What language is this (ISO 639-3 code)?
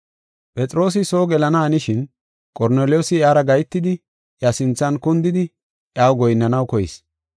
gof